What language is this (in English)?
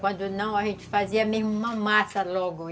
Portuguese